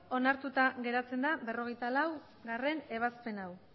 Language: Basque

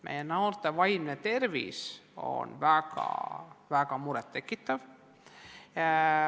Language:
Estonian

